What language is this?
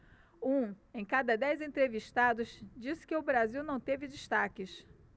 Portuguese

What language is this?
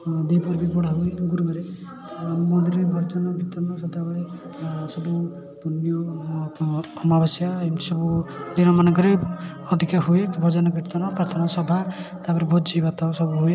Odia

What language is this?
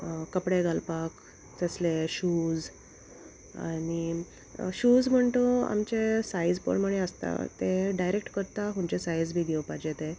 Konkani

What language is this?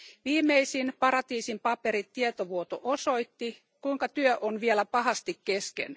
Finnish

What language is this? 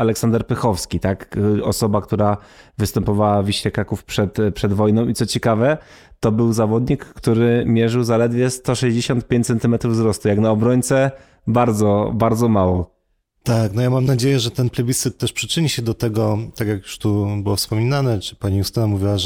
Polish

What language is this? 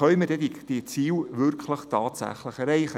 Swiss German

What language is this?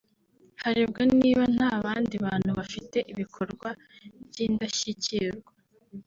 Kinyarwanda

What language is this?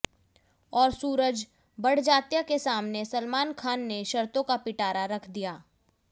Hindi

